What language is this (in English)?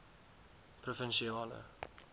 Afrikaans